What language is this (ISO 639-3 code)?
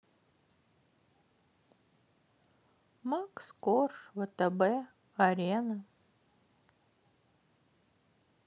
rus